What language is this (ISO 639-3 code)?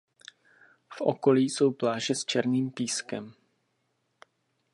ces